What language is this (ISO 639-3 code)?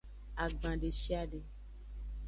ajg